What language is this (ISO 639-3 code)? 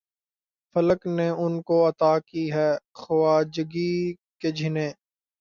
urd